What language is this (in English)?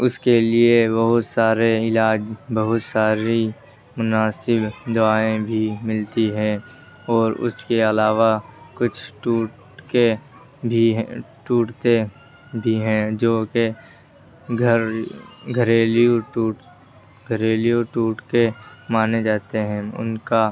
Urdu